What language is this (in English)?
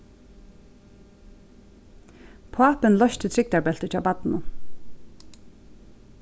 Faroese